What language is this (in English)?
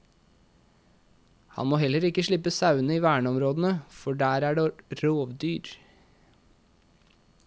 Norwegian